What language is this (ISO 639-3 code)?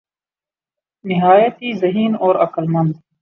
urd